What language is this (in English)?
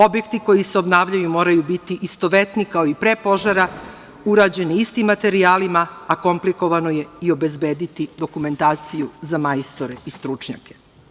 Serbian